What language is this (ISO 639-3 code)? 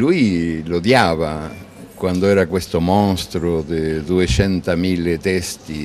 ita